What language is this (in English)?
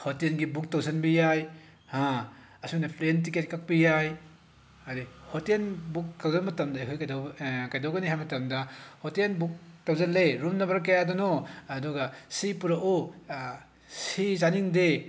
Manipuri